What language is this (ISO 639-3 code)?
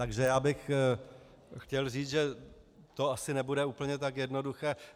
ces